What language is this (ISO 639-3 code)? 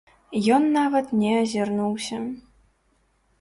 bel